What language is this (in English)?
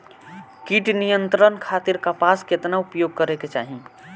Bhojpuri